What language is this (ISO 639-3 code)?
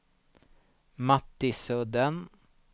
swe